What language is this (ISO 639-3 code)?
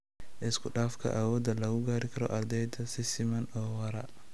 som